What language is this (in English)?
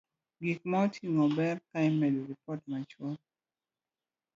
Luo (Kenya and Tanzania)